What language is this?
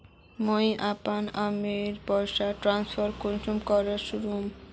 Magahi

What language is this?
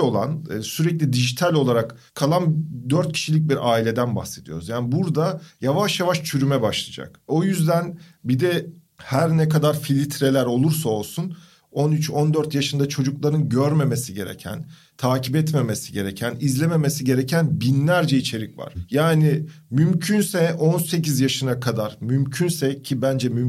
Turkish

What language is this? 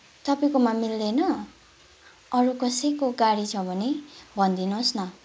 Nepali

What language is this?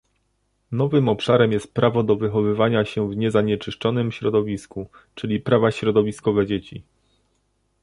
Polish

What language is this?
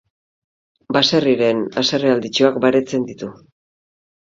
Basque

